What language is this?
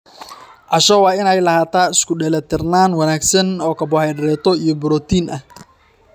Somali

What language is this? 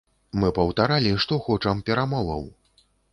Belarusian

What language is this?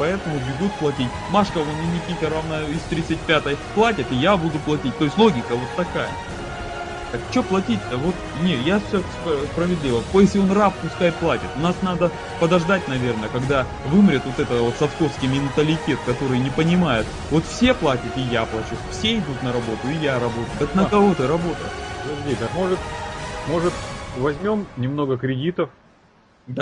Russian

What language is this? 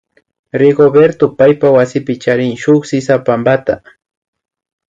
Imbabura Highland Quichua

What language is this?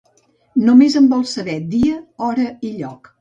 Catalan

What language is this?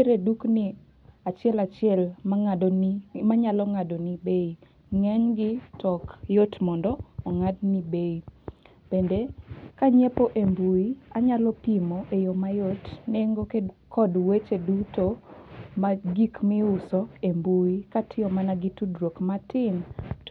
Luo (Kenya and Tanzania)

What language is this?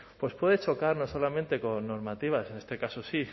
Spanish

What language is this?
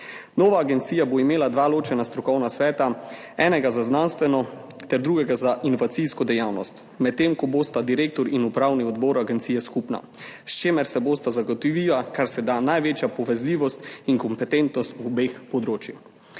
Slovenian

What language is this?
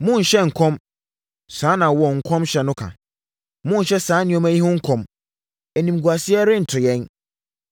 Akan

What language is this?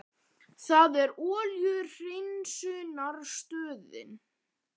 Icelandic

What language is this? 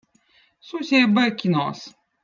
Votic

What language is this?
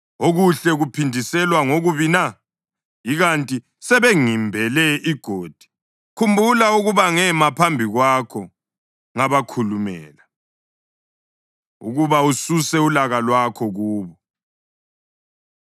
North Ndebele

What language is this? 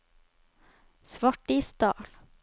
Norwegian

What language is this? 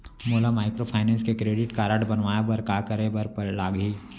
Chhattisgarhi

